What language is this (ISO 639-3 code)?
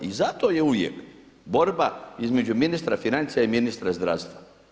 hrv